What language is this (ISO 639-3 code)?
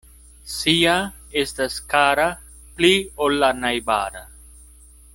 epo